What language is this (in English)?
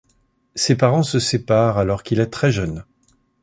French